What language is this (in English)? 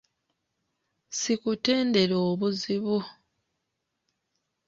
Ganda